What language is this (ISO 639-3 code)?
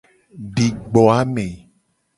gej